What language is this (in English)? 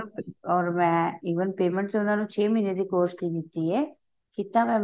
Punjabi